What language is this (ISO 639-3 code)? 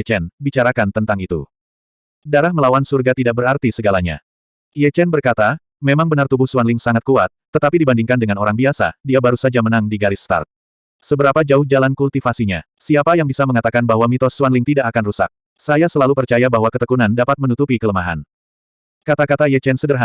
ind